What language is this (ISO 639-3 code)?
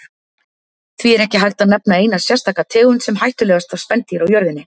isl